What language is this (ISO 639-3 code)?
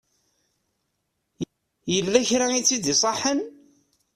kab